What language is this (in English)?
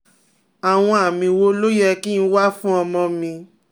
Yoruba